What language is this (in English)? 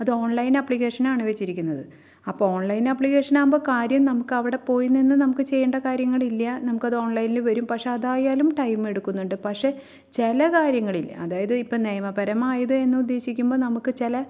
Malayalam